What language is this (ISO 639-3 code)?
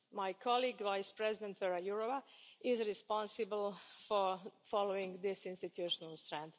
eng